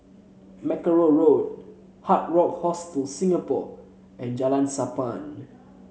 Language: English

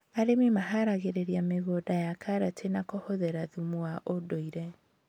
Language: Kikuyu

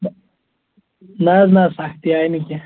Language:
Kashmiri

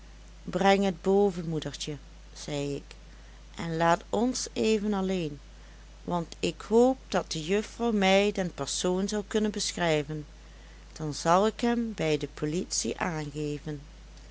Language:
Dutch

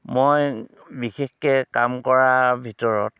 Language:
Assamese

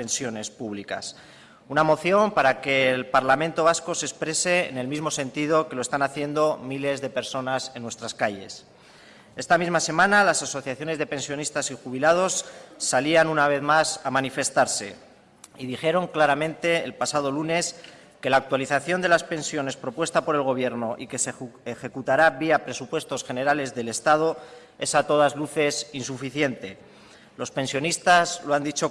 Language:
Spanish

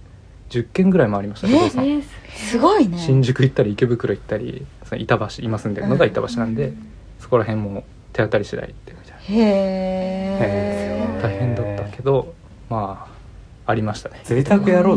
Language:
Japanese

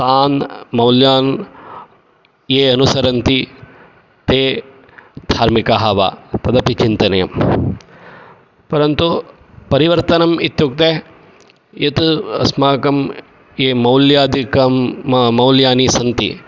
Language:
Sanskrit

